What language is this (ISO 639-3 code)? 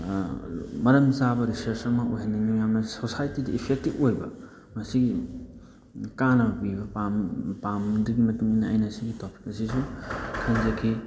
mni